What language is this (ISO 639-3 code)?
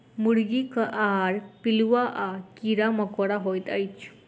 mai